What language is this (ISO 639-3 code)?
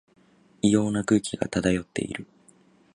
jpn